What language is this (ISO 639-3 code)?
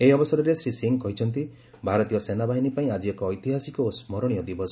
ori